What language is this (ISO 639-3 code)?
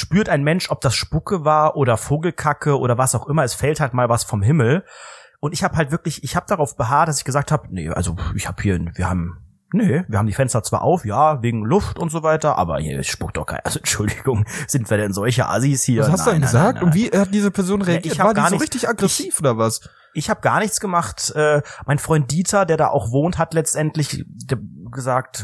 deu